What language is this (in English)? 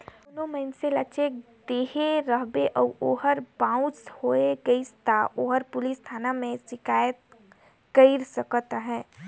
Chhattisgarhi